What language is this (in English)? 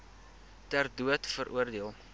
Afrikaans